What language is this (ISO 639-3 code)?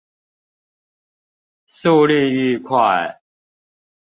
zho